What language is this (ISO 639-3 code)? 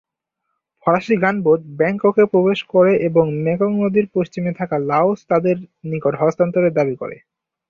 ben